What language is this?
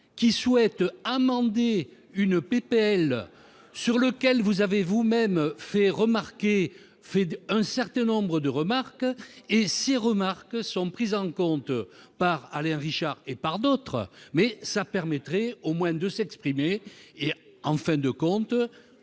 French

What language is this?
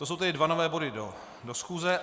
Czech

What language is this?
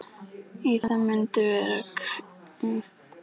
Icelandic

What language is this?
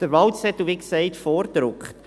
Swiss German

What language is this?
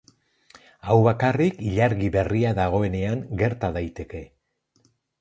Basque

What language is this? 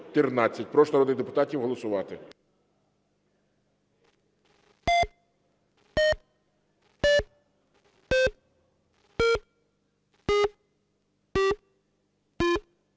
Ukrainian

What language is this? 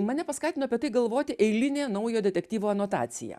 Lithuanian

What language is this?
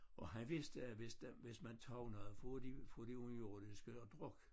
Danish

